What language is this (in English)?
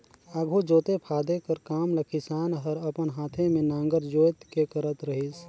Chhattisgarhi